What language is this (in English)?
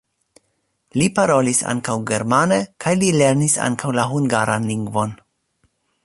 Esperanto